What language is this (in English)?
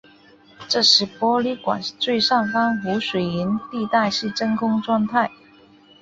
Chinese